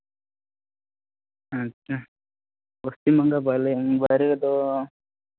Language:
Santali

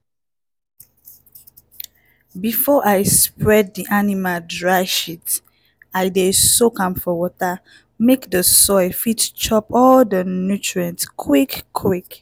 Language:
Nigerian Pidgin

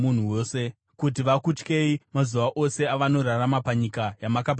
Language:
Shona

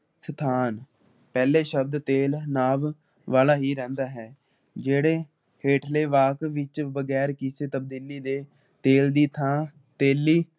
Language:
Punjabi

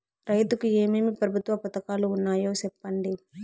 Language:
Telugu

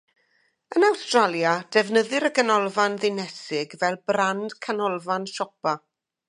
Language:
Welsh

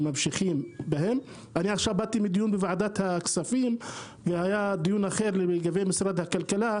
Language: Hebrew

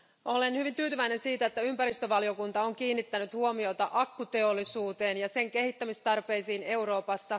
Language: Finnish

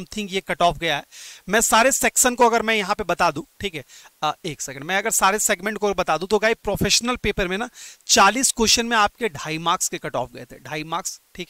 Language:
Hindi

